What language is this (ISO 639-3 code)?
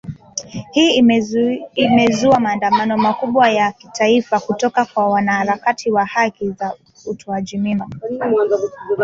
swa